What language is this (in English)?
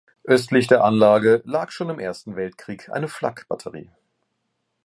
German